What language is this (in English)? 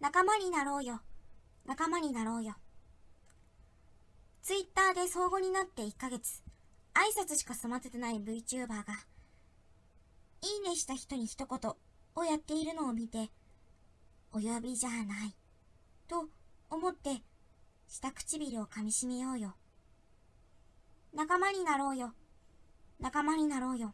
Japanese